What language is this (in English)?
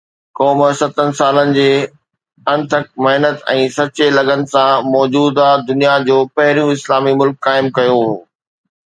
Sindhi